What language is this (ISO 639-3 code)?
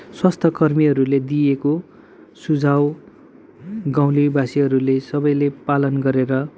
nep